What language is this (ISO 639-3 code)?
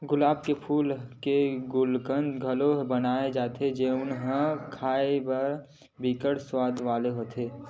hne